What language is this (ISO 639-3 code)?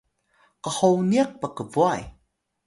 tay